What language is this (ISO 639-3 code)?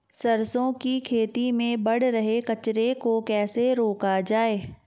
hin